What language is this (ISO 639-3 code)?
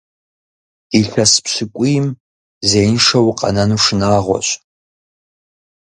kbd